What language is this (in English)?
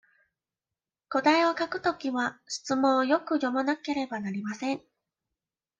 Japanese